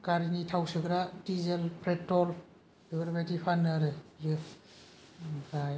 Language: Bodo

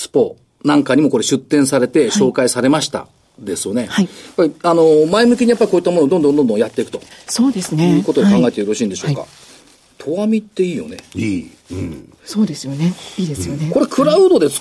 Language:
Japanese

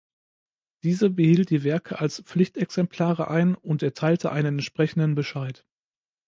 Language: German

